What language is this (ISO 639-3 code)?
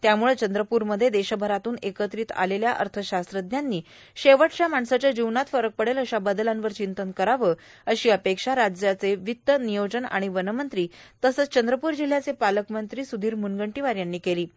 mar